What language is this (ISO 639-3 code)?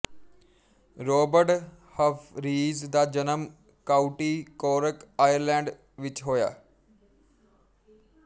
pan